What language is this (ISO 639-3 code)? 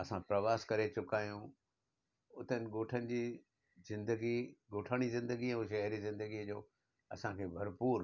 snd